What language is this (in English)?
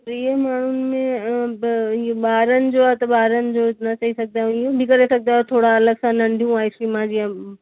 Sindhi